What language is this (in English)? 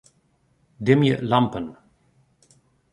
Western Frisian